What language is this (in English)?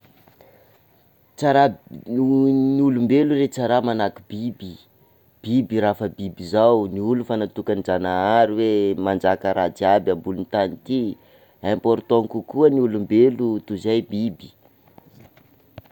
Sakalava Malagasy